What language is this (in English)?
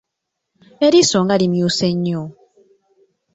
Ganda